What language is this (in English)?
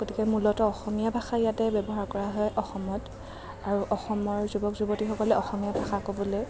Assamese